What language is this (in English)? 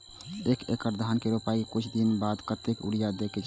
Maithili